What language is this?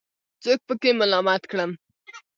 Pashto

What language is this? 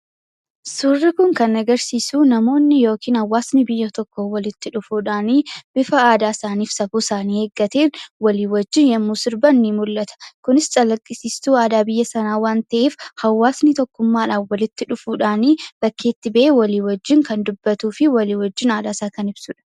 Oromo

